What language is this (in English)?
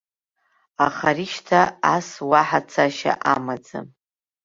Abkhazian